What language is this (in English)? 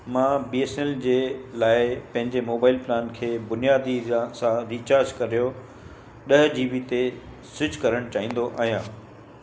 Sindhi